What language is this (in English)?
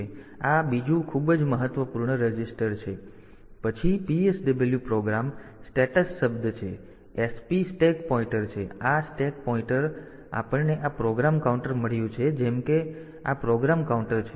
Gujarati